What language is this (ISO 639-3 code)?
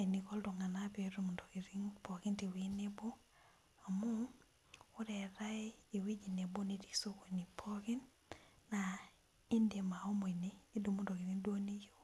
mas